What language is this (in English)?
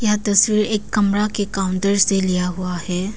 Hindi